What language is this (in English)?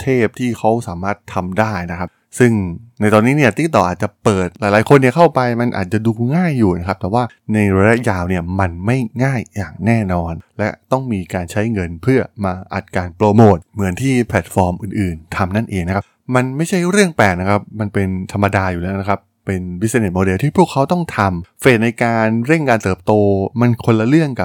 Thai